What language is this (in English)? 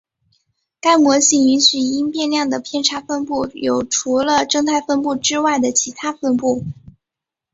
Chinese